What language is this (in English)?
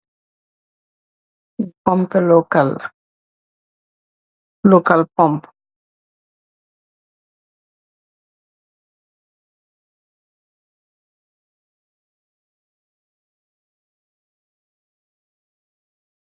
Wolof